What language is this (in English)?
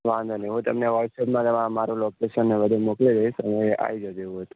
Gujarati